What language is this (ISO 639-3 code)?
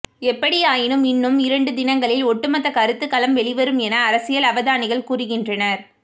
tam